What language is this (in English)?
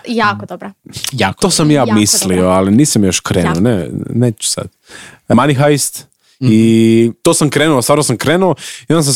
Croatian